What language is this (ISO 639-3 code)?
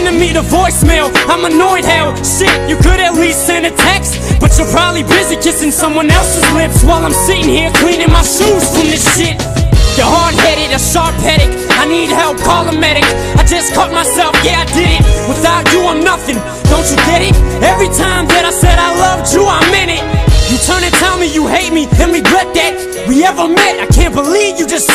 eng